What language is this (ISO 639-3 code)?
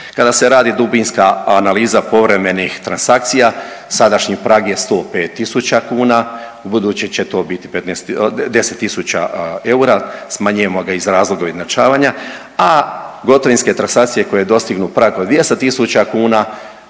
hrv